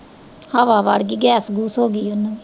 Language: Punjabi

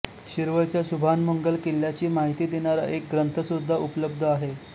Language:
Marathi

